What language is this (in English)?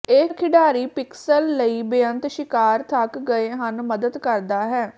Punjabi